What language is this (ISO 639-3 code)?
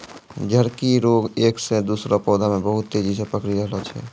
mai